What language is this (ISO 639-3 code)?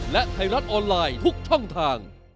tha